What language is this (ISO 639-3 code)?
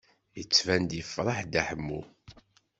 kab